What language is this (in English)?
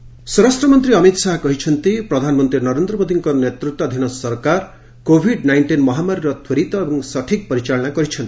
Odia